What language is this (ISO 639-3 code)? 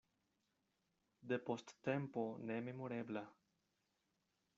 epo